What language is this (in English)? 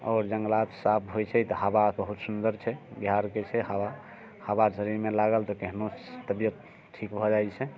Maithili